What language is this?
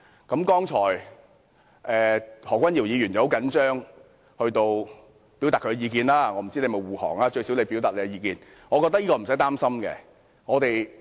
Cantonese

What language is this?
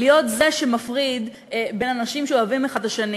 Hebrew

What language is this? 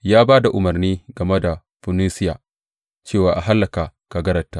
Hausa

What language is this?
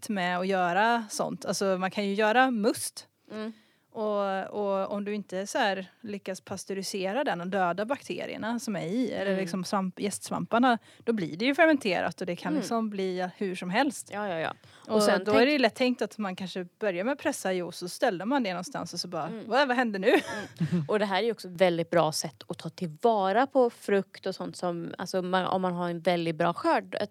Swedish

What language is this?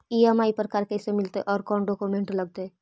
Magahi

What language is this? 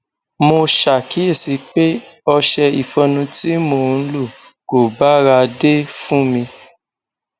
Yoruba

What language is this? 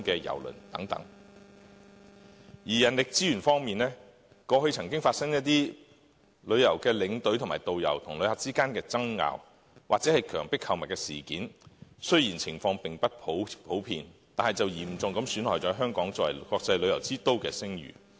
Cantonese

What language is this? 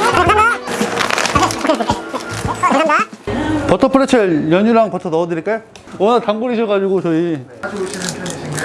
Korean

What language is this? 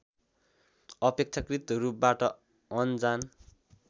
Nepali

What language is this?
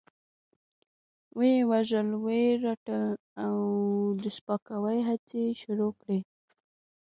Pashto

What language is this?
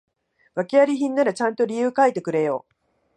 Japanese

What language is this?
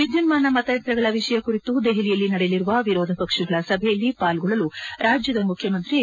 Kannada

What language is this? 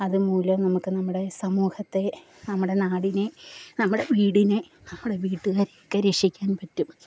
Malayalam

